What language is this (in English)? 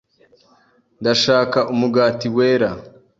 Kinyarwanda